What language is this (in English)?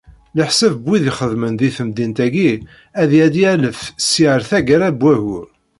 Kabyle